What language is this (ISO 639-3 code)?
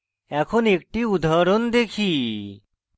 ben